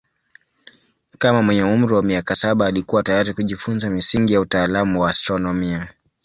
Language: Swahili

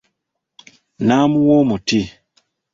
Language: Ganda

